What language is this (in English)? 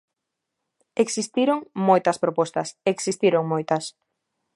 Galician